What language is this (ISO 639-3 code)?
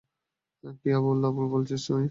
ben